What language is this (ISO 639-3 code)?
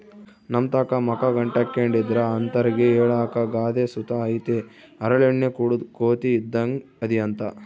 kan